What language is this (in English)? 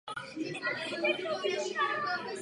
Czech